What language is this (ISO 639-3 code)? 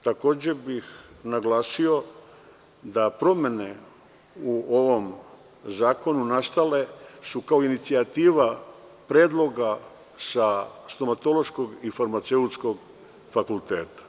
srp